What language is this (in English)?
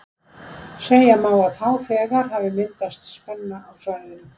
Icelandic